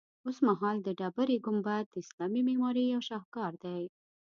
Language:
Pashto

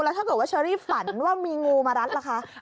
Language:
Thai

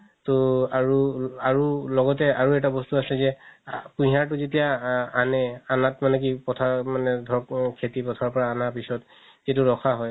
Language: Assamese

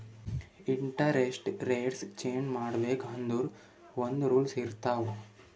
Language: Kannada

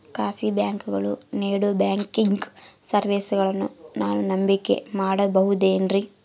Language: Kannada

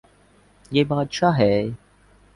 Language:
Urdu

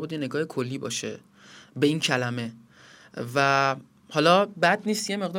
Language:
Persian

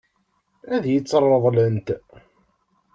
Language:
Kabyle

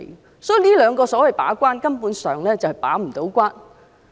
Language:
Cantonese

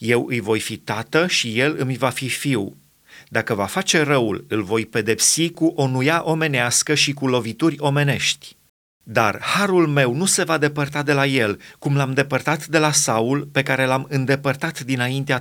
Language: Romanian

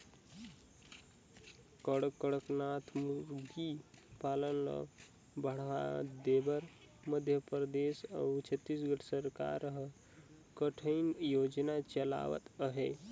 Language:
Chhattisgarhi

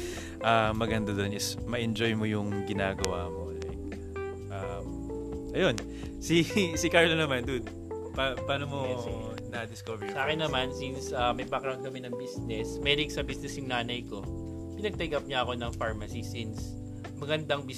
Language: Filipino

